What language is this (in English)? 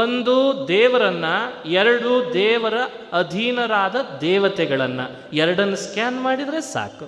Kannada